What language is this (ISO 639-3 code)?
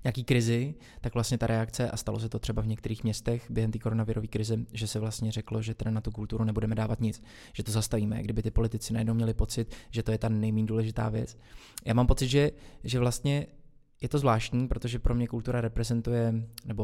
ces